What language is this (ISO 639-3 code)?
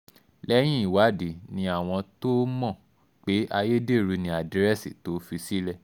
yor